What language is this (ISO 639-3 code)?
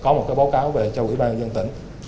vie